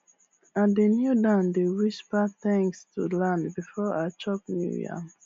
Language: Nigerian Pidgin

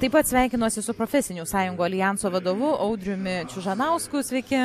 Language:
Lithuanian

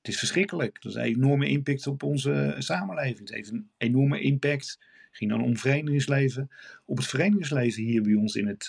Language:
Dutch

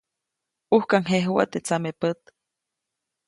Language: Copainalá Zoque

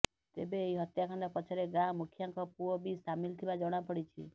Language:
Odia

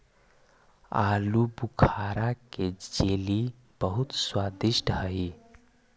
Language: Magahi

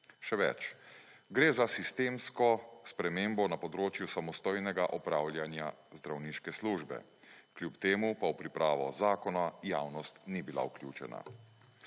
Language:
Slovenian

